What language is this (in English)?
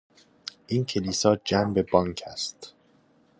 Persian